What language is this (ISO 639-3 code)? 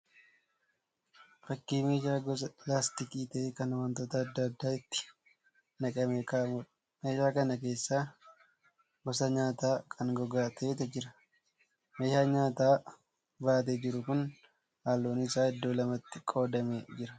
orm